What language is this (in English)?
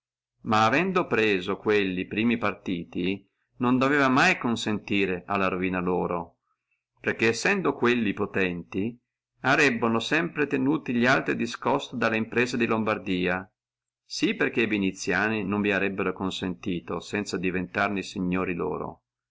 Italian